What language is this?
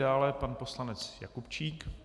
Czech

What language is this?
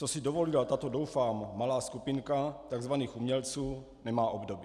Czech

